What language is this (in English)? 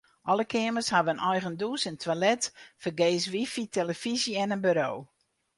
Western Frisian